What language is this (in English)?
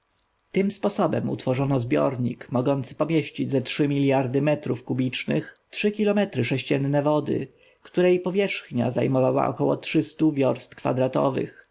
Polish